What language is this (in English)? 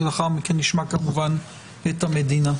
Hebrew